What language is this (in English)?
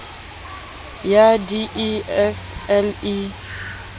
Southern Sotho